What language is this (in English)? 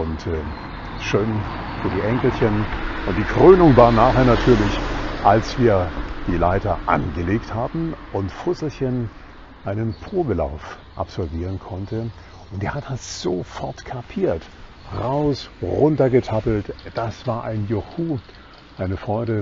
German